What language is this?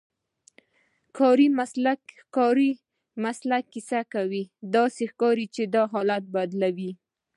Pashto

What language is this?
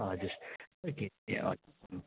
Nepali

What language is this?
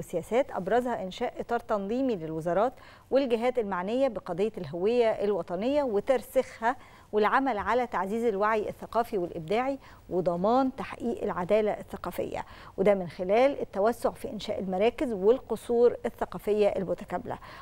Arabic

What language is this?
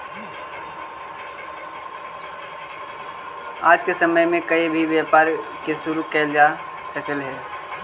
Magahi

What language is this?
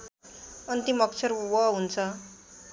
Nepali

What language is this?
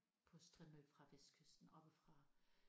Danish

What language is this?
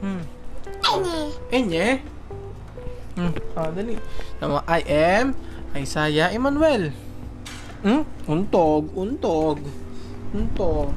Filipino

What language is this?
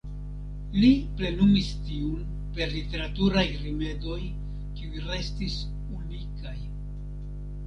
Esperanto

